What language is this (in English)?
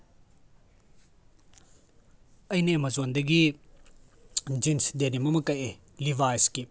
Manipuri